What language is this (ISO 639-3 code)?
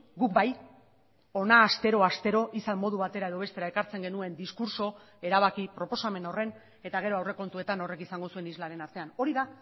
eus